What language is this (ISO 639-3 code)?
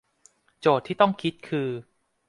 tha